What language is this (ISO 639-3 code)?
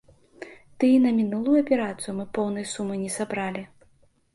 bel